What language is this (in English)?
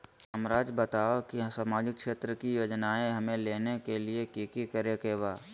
Magahi